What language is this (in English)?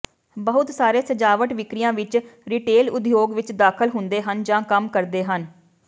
Punjabi